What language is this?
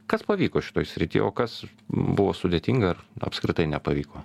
Lithuanian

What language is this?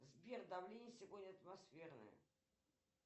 Russian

